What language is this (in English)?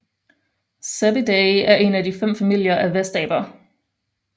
Danish